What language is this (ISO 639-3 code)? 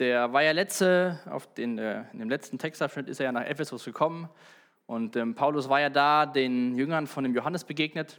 deu